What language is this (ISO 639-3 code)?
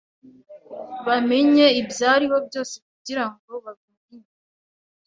kin